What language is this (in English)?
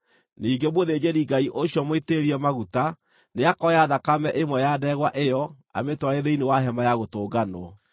Kikuyu